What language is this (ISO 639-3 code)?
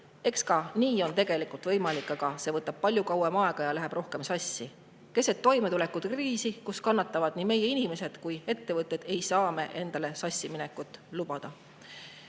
est